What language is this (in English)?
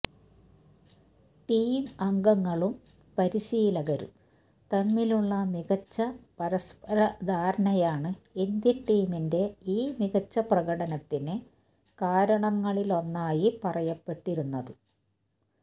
Malayalam